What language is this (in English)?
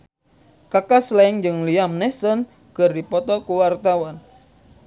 Sundanese